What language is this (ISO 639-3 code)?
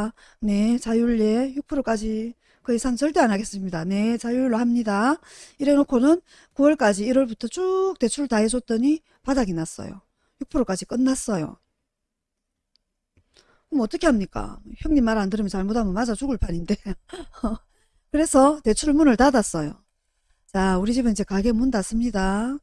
kor